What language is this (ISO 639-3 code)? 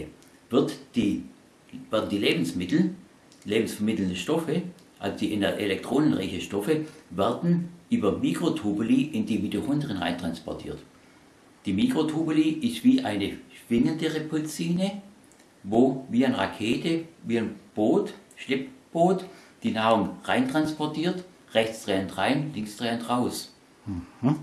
deu